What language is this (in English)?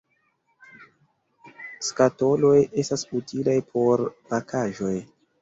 Esperanto